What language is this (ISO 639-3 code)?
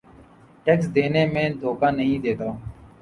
urd